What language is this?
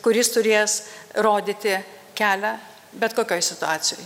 Lithuanian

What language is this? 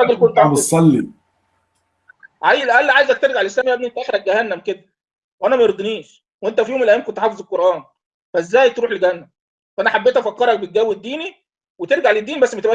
Arabic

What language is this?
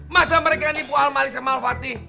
Indonesian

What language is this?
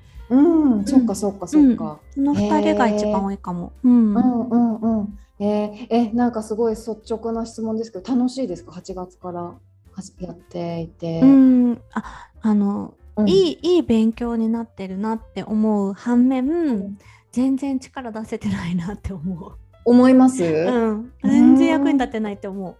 Japanese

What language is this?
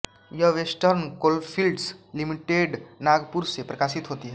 Hindi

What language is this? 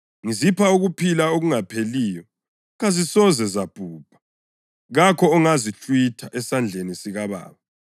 North Ndebele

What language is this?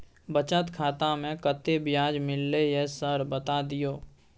Maithili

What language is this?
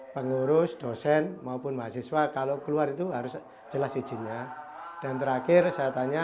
Indonesian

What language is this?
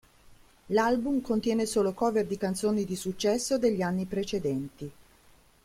Italian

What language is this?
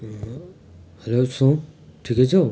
Nepali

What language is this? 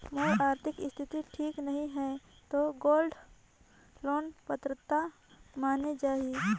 Chhattisgarhi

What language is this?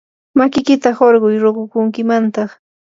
Yanahuanca Pasco Quechua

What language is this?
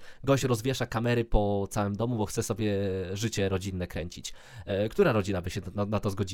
Polish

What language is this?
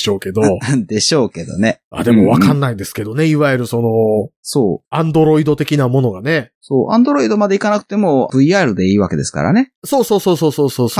Japanese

